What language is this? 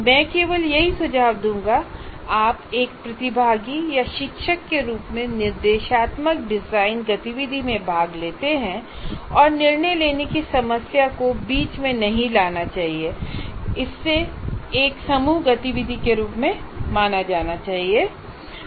Hindi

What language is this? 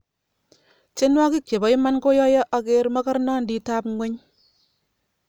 Kalenjin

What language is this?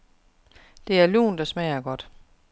Danish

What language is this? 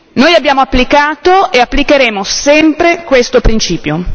Italian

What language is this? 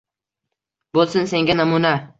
Uzbek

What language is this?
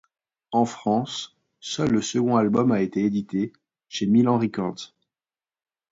French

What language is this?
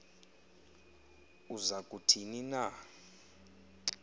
Xhosa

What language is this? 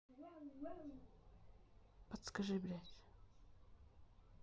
Russian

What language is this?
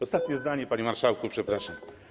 Polish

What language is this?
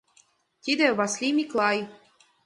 Mari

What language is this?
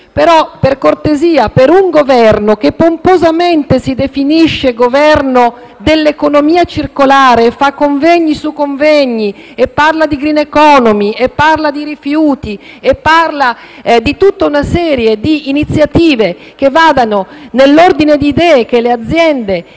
Italian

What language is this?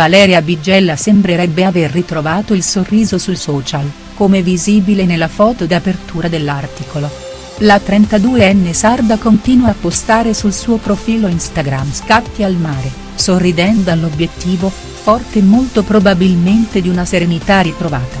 Italian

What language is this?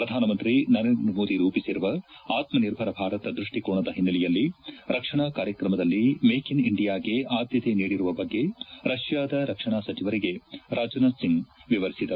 Kannada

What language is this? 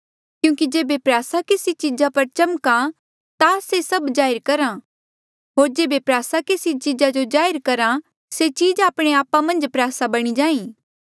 Mandeali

